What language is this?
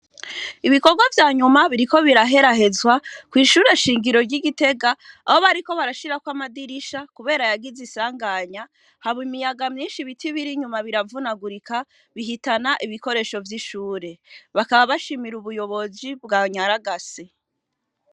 Rundi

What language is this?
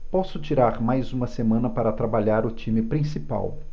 Portuguese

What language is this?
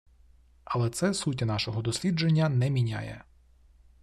Ukrainian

